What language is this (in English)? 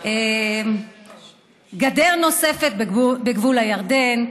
Hebrew